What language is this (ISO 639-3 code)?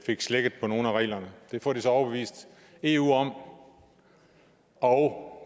dan